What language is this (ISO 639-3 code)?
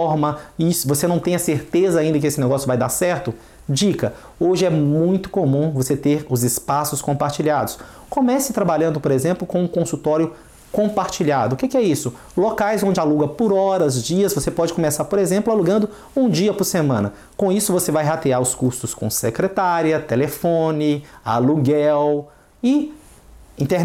por